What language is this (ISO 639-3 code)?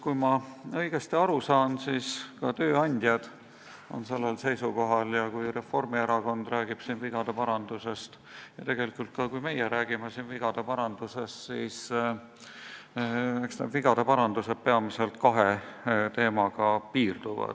est